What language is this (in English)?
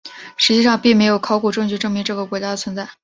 Chinese